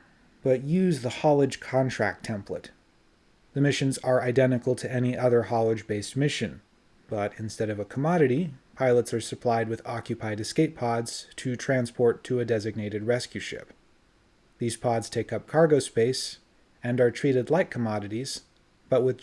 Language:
English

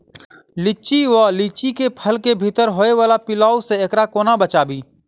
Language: Maithili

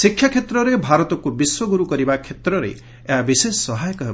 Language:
Odia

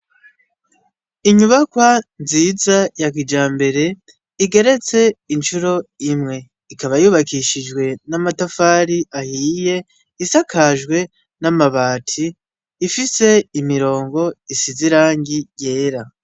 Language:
Rundi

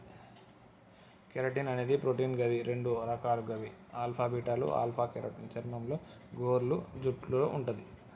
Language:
Telugu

